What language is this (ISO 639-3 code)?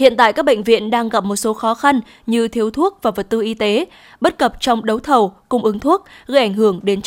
vie